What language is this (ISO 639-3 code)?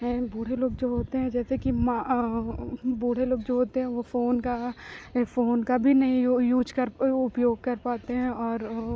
hin